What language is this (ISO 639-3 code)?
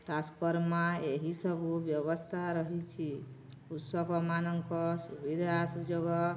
ori